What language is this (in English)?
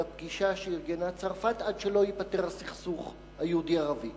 Hebrew